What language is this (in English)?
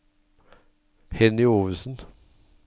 Norwegian